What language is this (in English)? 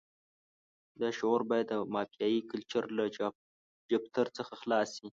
Pashto